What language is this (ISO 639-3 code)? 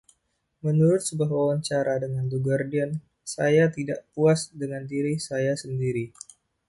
ind